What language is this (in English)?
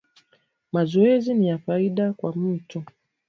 Swahili